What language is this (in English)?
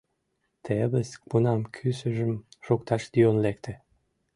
Mari